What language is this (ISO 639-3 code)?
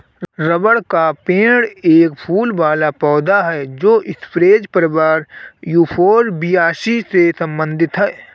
hin